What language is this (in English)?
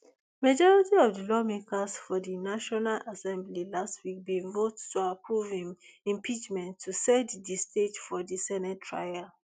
Nigerian Pidgin